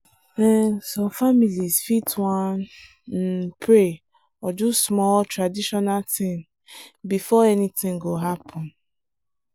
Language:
Nigerian Pidgin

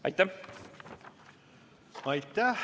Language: Estonian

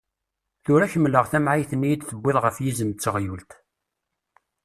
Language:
Kabyle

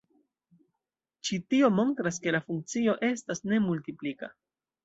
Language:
Esperanto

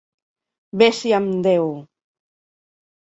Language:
Catalan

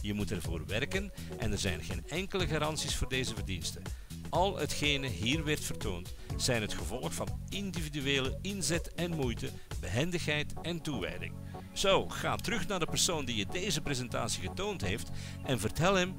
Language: Dutch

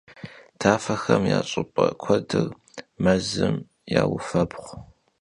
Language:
Kabardian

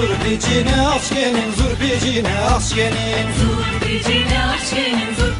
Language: Turkish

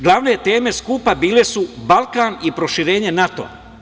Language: Serbian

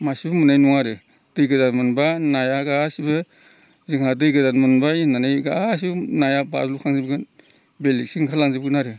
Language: Bodo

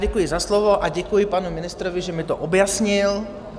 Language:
Czech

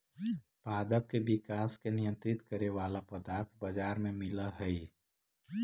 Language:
Magahi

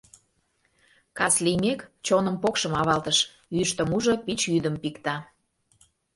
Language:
Mari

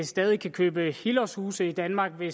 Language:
Danish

